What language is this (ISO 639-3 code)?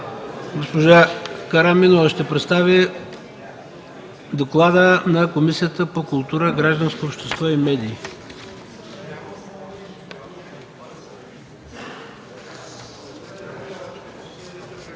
bul